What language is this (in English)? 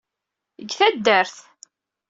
Kabyle